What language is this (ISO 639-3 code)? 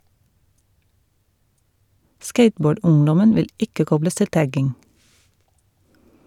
nor